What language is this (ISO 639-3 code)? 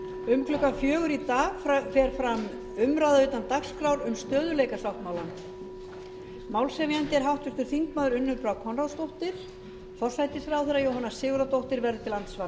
isl